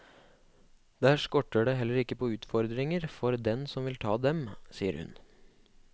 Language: Norwegian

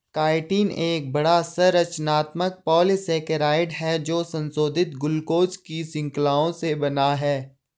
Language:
Hindi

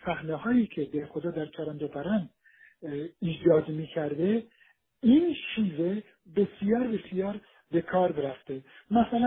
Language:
Persian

